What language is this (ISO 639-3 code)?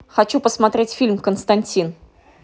rus